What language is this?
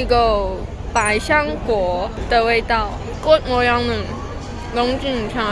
Korean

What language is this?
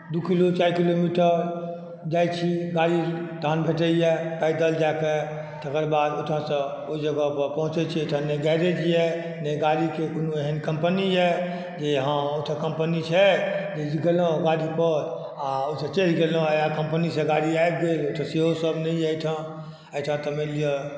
Maithili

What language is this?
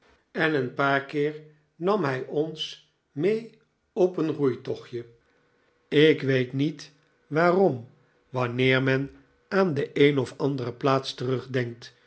Dutch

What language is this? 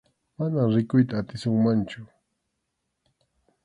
Arequipa-La Unión Quechua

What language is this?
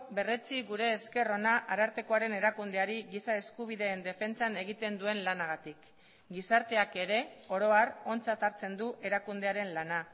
Basque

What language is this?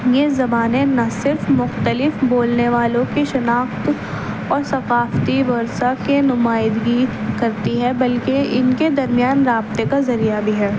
Urdu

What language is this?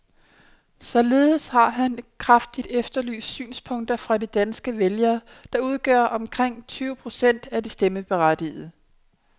Danish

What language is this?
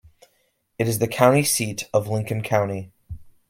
English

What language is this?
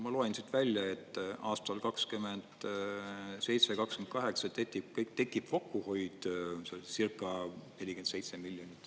Estonian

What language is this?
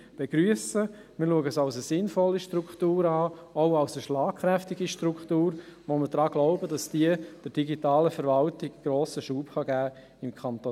Swiss German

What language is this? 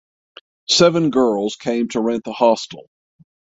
English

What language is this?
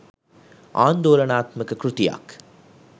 Sinhala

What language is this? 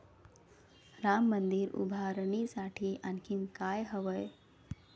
Marathi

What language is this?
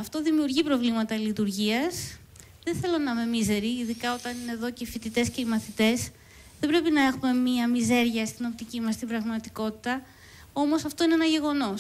Greek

